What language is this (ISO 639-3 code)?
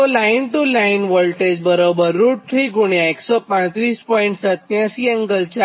guj